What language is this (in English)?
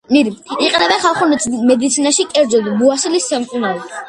Georgian